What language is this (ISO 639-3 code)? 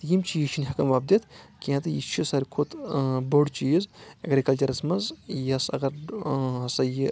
kas